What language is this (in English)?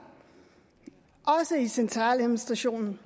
Danish